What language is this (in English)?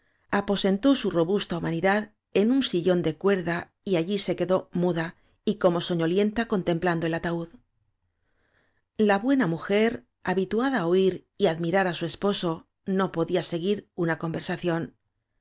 Spanish